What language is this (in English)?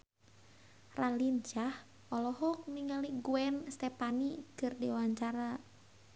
Sundanese